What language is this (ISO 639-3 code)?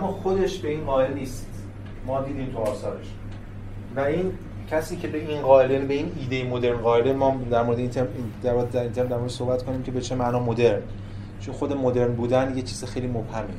fas